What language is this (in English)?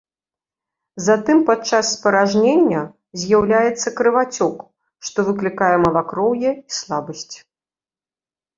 Belarusian